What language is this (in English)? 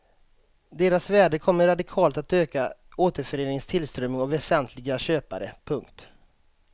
Swedish